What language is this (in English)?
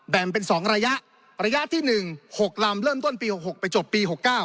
Thai